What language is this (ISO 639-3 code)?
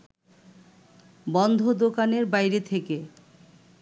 ben